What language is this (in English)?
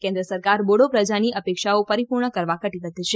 Gujarati